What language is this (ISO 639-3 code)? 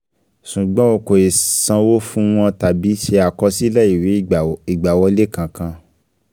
yor